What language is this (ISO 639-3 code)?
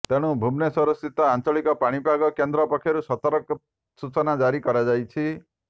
ori